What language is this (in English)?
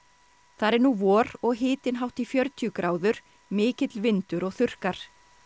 Icelandic